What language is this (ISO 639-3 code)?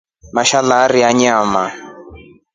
rof